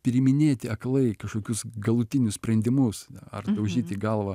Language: Lithuanian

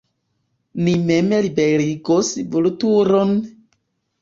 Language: Esperanto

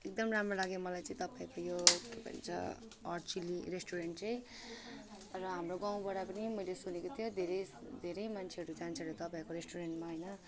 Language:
Nepali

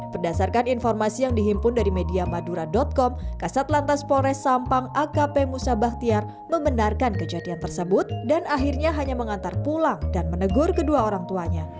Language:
Indonesian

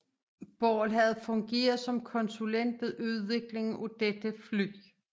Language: Danish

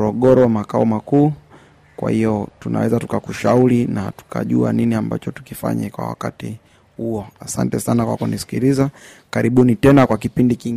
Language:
Swahili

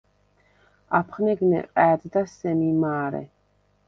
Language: Svan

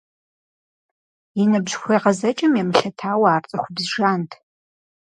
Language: Kabardian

